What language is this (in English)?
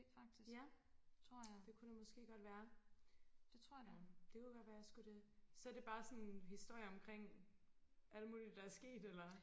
Danish